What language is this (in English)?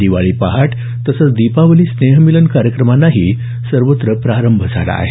Marathi